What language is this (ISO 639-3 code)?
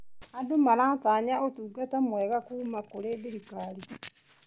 kik